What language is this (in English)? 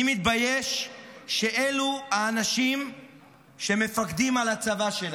Hebrew